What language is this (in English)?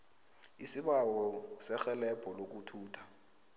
South Ndebele